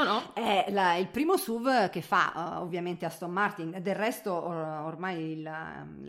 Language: Italian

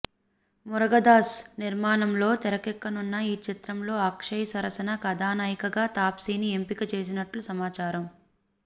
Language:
Telugu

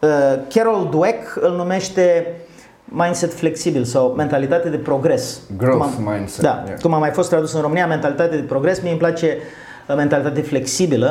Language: Romanian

